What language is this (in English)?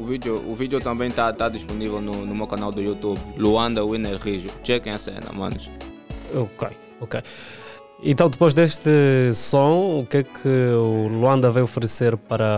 Portuguese